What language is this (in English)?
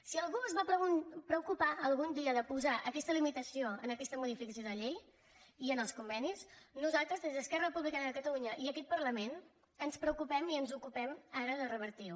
Catalan